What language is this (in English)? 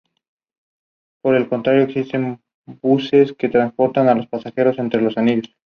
Spanish